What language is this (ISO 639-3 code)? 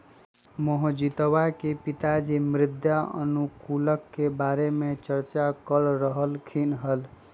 mag